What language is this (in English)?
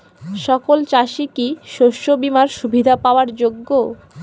Bangla